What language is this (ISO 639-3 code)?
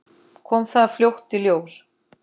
isl